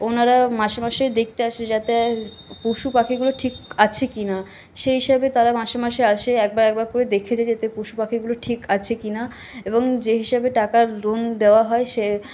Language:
Bangla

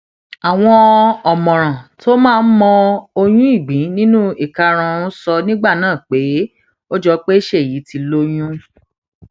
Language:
Yoruba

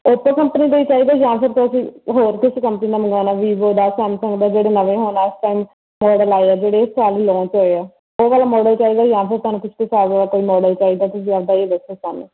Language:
Punjabi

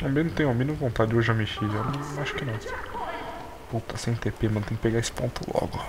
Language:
Portuguese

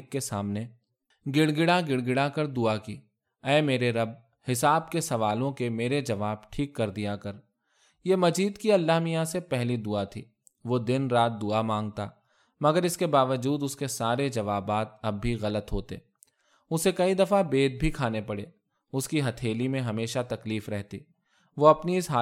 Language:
Urdu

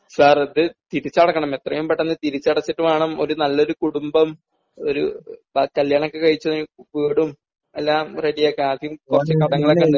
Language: Malayalam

